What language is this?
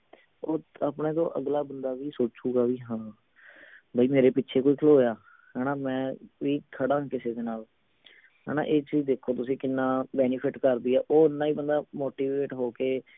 Punjabi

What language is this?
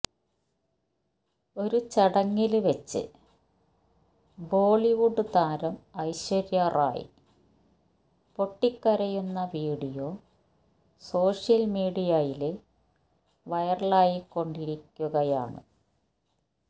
Malayalam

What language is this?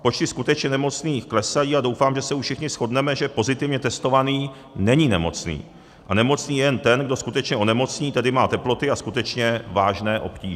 Czech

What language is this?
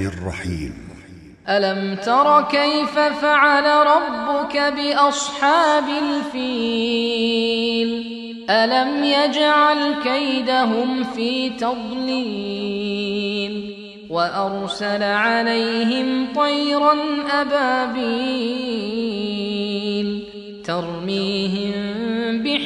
Arabic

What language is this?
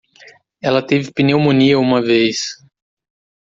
Portuguese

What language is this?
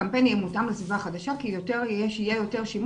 Hebrew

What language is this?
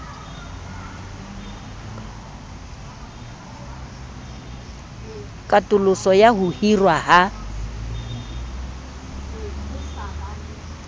Southern Sotho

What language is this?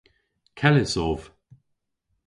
Cornish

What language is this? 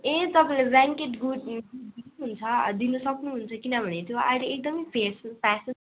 Nepali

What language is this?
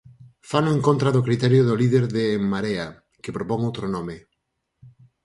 Galician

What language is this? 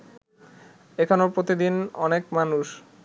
Bangla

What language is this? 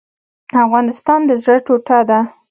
Pashto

